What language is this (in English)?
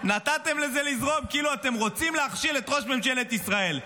Hebrew